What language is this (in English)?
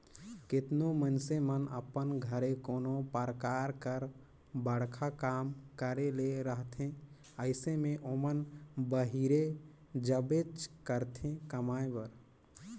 Chhattisgarhi